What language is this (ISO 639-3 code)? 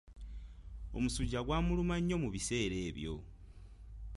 lug